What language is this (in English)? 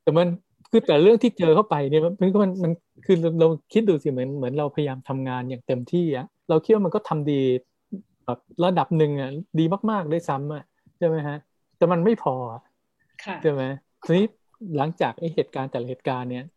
Thai